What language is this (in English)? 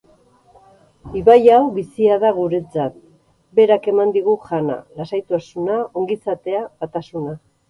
Basque